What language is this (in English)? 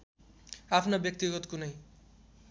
Nepali